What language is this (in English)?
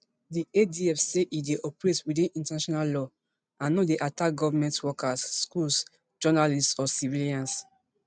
Nigerian Pidgin